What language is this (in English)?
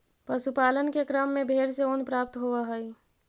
Magahi